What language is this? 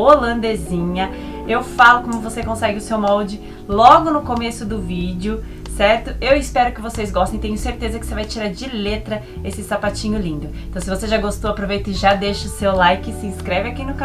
Portuguese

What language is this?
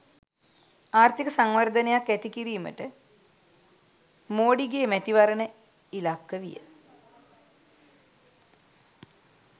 Sinhala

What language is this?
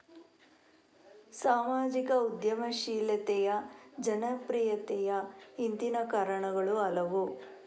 Kannada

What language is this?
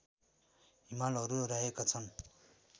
Nepali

